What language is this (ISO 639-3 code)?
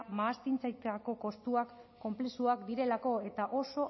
eus